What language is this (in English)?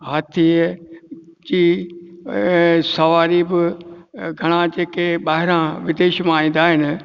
Sindhi